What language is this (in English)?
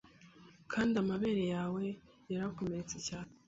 Kinyarwanda